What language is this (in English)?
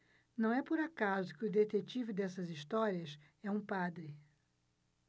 Portuguese